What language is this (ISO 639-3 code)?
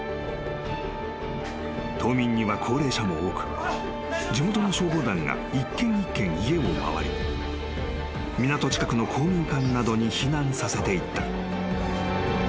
jpn